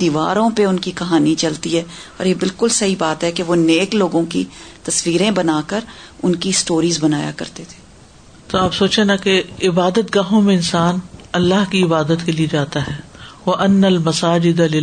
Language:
Urdu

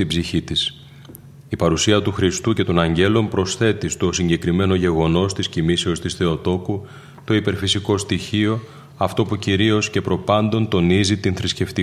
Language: Greek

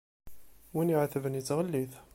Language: Kabyle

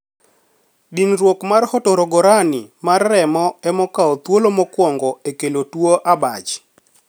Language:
Luo (Kenya and Tanzania)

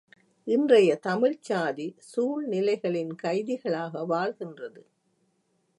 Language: Tamil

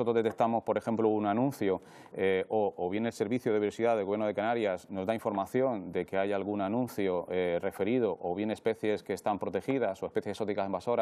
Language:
Spanish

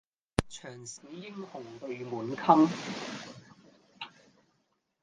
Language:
Cantonese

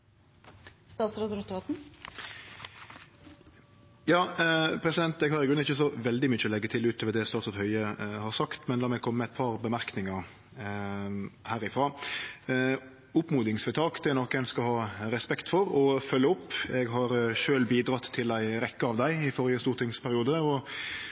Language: Norwegian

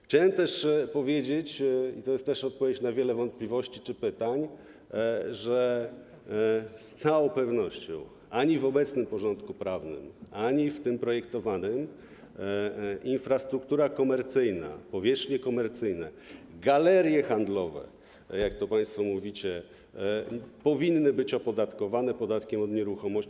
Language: Polish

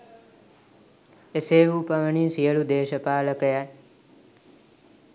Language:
Sinhala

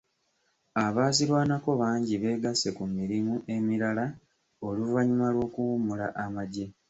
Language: Ganda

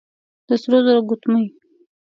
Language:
Pashto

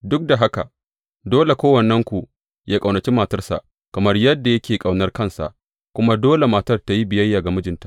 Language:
Hausa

